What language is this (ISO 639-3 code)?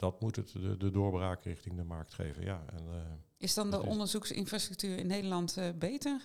nld